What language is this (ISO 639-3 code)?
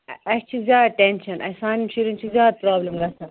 kas